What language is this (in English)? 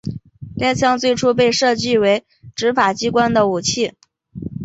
Chinese